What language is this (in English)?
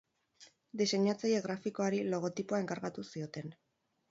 Basque